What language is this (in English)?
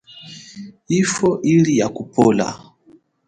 Chokwe